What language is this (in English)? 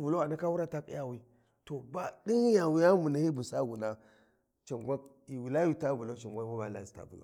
Warji